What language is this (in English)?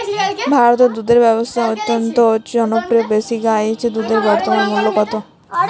Bangla